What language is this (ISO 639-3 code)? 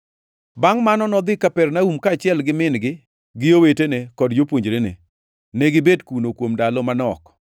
luo